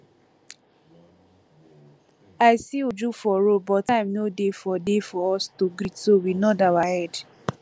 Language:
Nigerian Pidgin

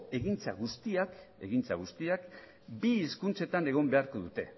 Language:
Basque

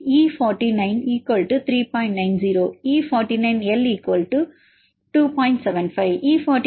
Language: Tamil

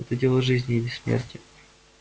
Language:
Russian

